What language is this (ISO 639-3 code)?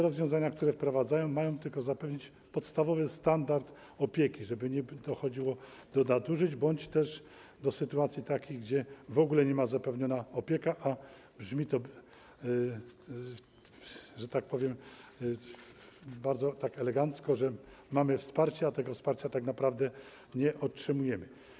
pol